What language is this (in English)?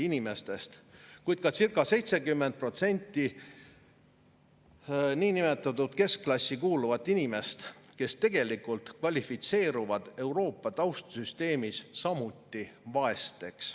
Estonian